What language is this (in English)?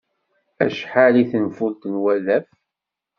Kabyle